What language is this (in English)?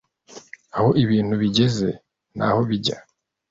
Kinyarwanda